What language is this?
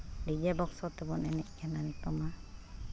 Santali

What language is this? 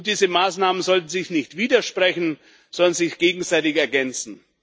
German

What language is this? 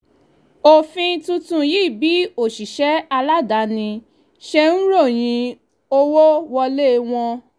Yoruba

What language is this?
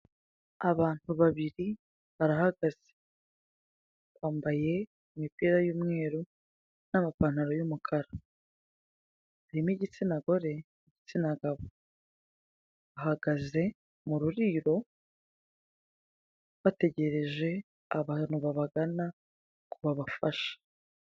Kinyarwanda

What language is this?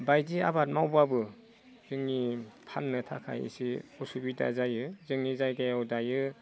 Bodo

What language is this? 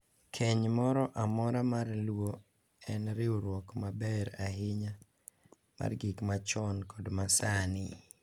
Luo (Kenya and Tanzania)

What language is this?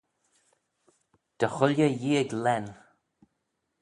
Manx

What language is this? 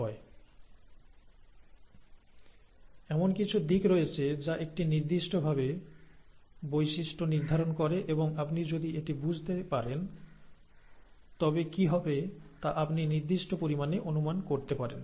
Bangla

